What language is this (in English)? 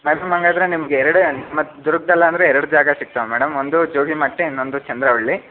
Kannada